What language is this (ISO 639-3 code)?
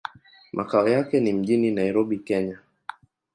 swa